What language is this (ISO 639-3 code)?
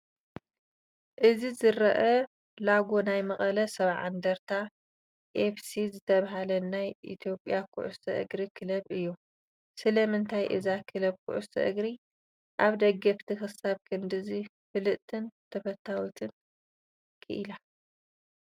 tir